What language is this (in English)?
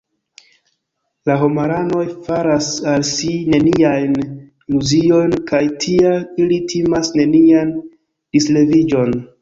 Esperanto